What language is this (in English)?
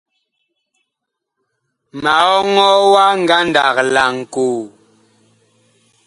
Bakoko